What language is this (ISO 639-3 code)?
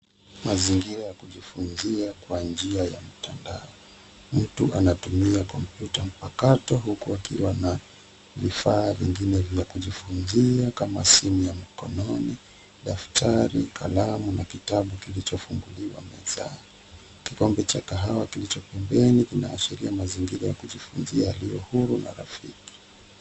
swa